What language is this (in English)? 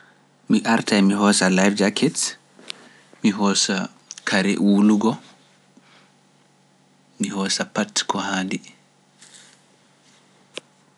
Pular